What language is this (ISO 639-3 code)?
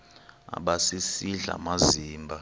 xho